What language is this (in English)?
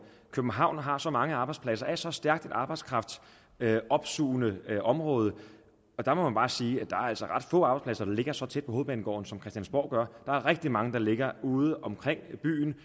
Danish